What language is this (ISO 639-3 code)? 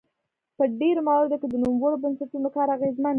pus